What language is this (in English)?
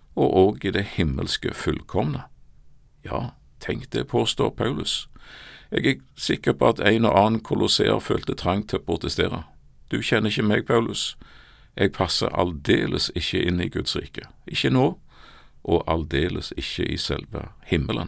Danish